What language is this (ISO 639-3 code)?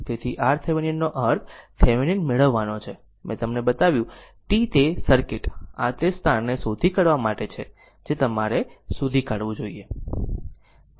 guj